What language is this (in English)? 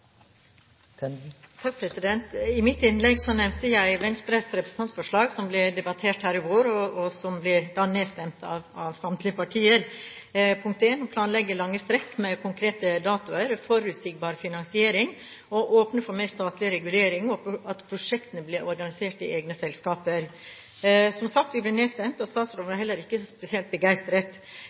Norwegian